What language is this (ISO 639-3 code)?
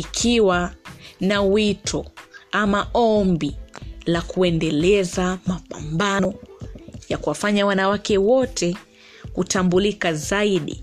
swa